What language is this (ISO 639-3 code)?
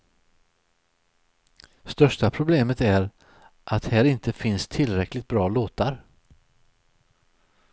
swe